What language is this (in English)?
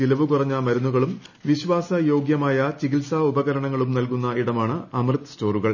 Malayalam